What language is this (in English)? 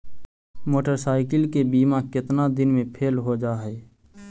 Magahi